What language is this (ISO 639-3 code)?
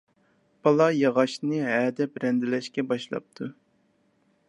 uig